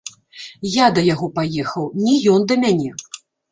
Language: Belarusian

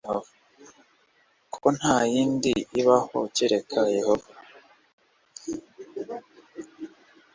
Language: Kinyarwanda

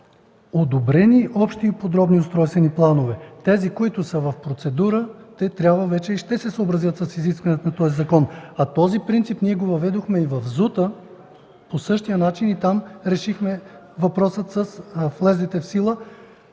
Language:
Bulgarian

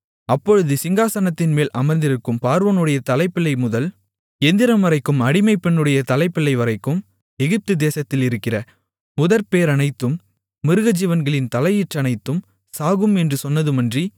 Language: Tamil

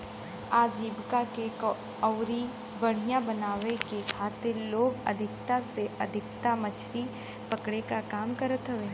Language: Bhojpuri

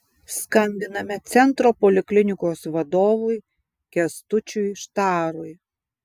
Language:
Lithuanian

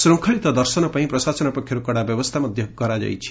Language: Odia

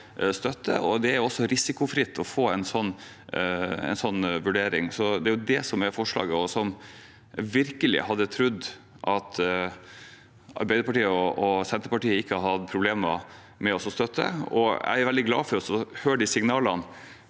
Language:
Norwegian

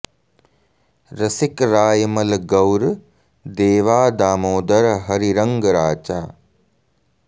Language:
Sanskrit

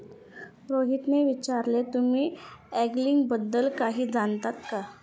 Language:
Marathi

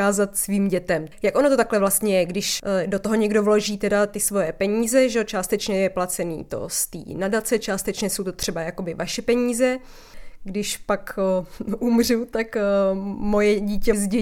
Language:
Czech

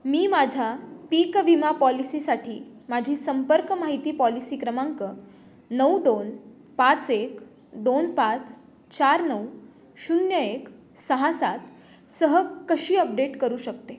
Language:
Marathi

